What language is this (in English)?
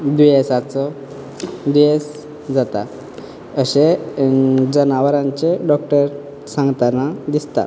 Konkani